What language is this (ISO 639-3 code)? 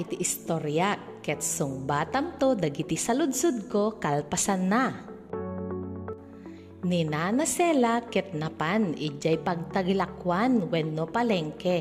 fil